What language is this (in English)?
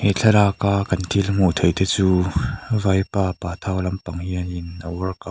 Mizo